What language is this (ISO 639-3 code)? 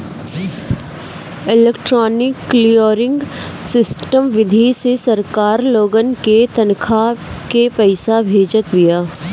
bho